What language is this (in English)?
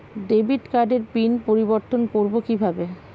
Bangla